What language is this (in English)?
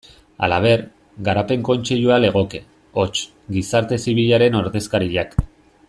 Basque